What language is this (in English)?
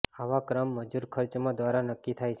Gujarati